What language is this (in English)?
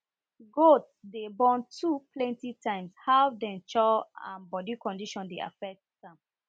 Nigerian Pidgin